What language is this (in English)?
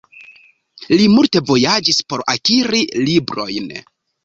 Esperanto